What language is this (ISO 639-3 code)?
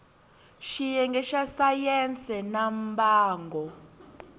tso